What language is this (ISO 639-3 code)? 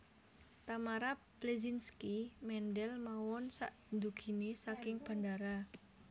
jav